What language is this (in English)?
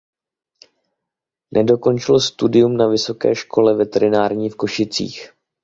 Czech